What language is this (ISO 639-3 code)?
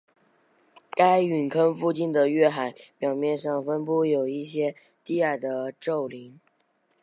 zho